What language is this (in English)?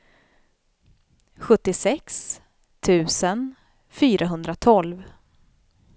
Swedish